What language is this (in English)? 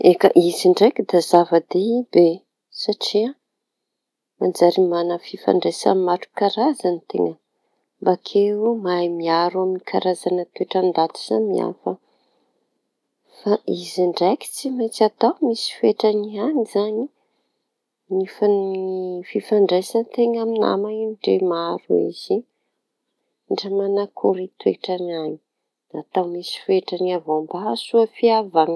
Tanosy Malagasy